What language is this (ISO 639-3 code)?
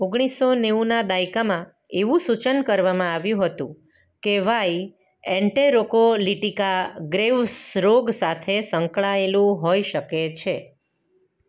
guj